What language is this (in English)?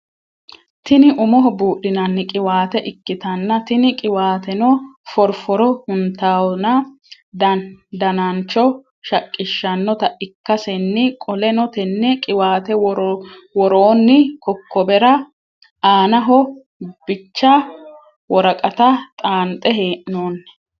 Sidamo